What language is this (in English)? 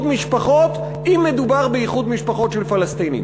Hebrew